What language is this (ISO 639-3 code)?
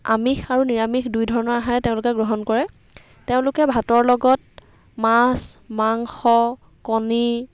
asm